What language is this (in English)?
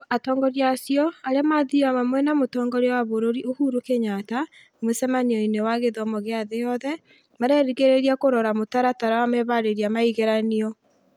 Kikuyu